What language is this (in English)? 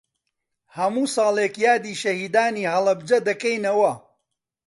Central Kurdish